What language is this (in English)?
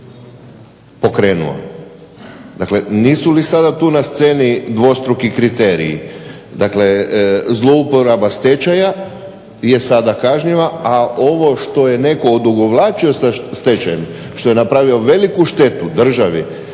Croatian